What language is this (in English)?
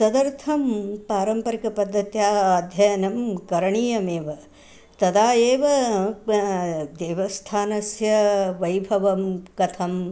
Sanskrit